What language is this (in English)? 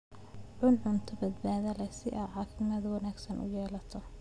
Somali